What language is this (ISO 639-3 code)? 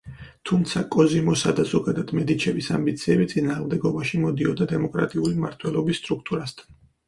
kat